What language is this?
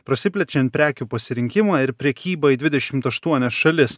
Lithuanian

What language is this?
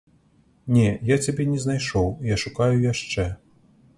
Belarusian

